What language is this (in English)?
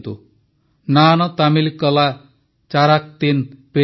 Odia